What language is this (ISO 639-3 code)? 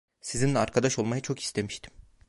tur